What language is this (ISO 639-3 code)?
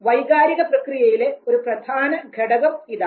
mal